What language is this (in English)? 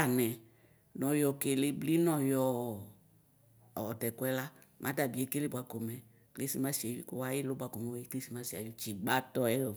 Ikposo